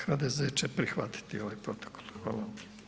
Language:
Croatian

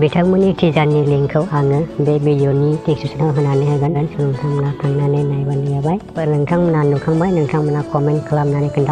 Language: Indonesian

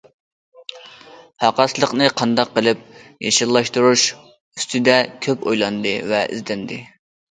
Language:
Uyghur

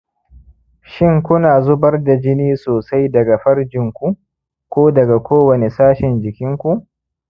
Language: Hausa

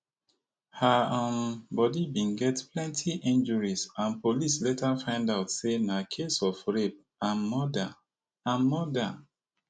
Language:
Nigerian Pidgin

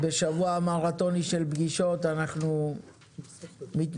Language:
Hebrew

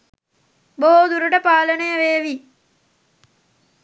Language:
Sinhala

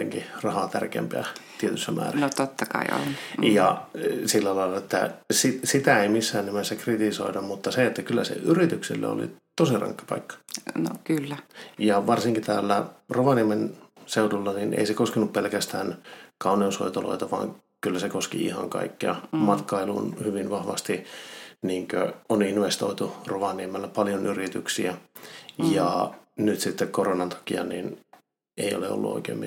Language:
Finnish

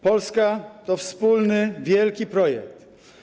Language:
Polish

